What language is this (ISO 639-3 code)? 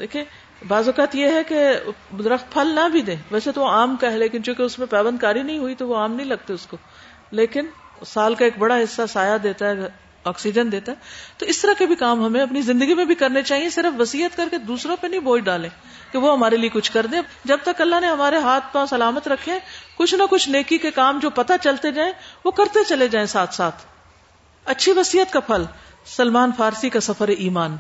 urd